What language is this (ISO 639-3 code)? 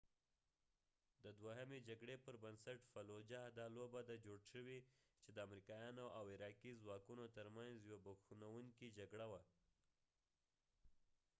pus